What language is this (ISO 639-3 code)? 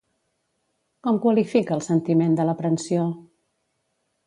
cat